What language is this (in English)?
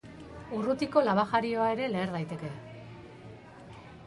Basque